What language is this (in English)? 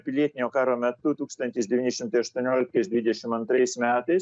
Lithuanian